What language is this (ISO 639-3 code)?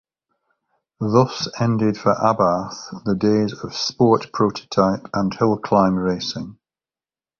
eng